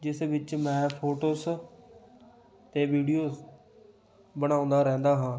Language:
Punjabi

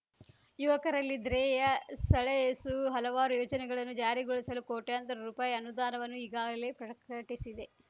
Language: Kannada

